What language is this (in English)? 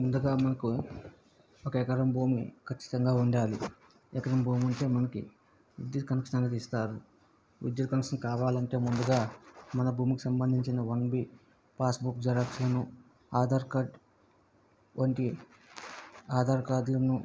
Telugu